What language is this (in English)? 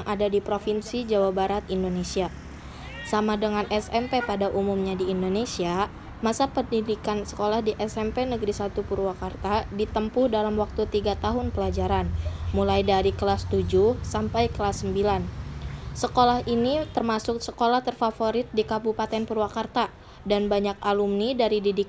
Indonesian